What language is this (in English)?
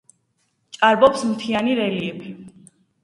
Georgian